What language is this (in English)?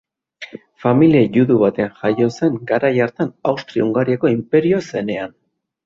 Basque